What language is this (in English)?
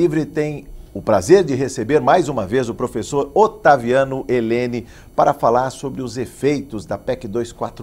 Portuguese